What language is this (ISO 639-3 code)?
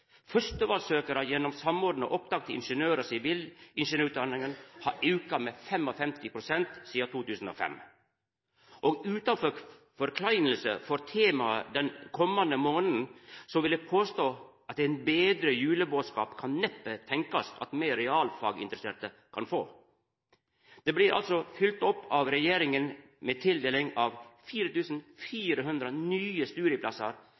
nno